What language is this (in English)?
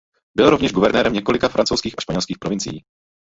Czech